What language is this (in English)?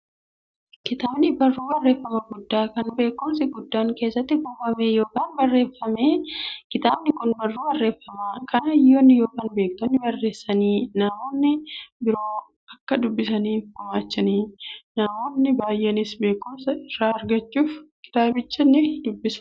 Oromo